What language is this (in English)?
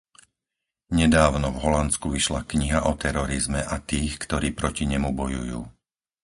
Slovak